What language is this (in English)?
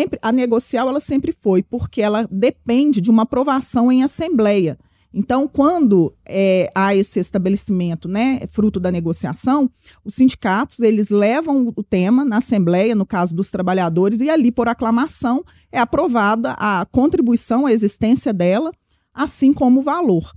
Portuguese